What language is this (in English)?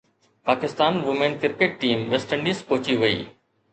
Sindhi